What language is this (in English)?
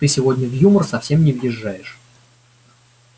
Russian